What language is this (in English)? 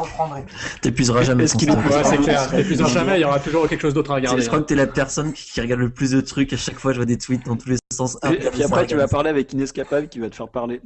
French